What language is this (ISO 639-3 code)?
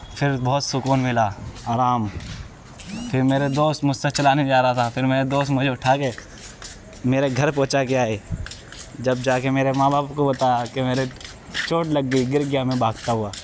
urd